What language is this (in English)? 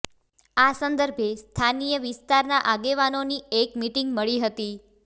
Gujarati